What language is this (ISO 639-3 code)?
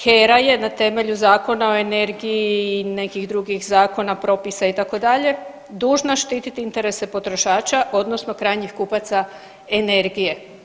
hrv